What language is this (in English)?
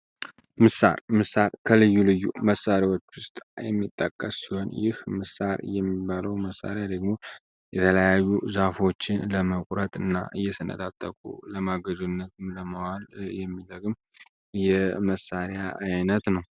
Amharic